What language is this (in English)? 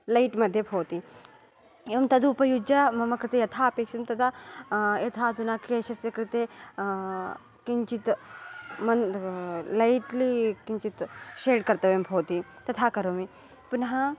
Sanskrit